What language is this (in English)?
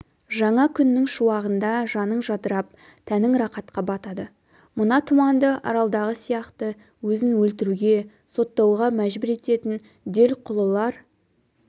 Kazakh